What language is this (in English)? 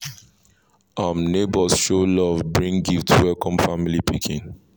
Nigerian Pidgin